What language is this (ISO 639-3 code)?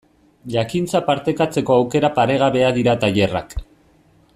eus